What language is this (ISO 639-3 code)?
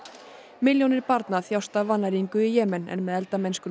isl